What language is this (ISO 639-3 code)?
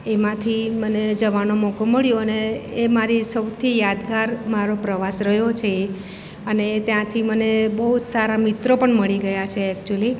guj